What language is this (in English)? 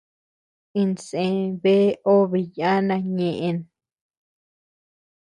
Tepeuxila Cuicatec